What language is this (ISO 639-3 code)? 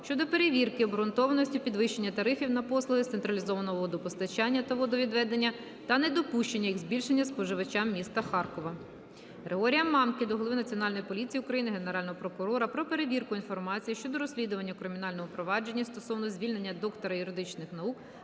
ukr